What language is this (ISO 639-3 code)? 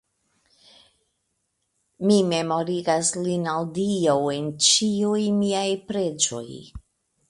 epo